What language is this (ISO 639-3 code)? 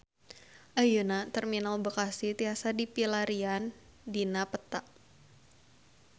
sun